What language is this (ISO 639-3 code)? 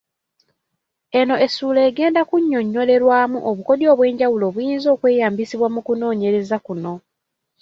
lug